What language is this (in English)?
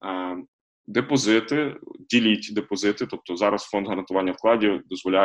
Ukrainian